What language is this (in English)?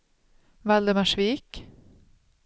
Swedish